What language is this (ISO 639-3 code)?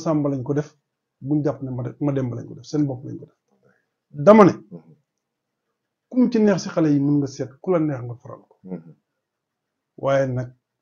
ara